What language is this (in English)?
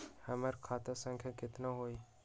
Magahi